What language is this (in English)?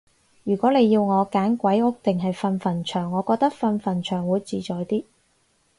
Cantonese